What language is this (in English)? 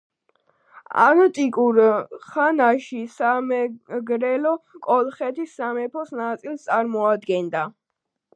Georgian